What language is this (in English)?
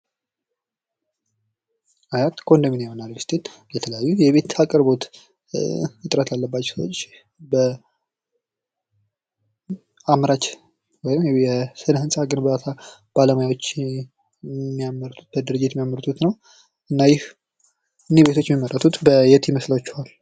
Amharic